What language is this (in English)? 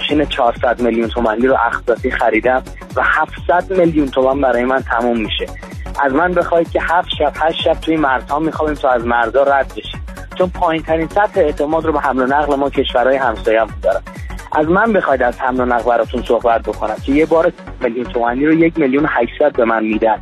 Persian